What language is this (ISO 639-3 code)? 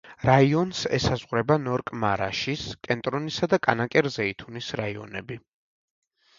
kat